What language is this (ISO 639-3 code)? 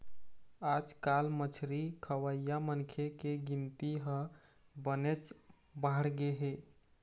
hne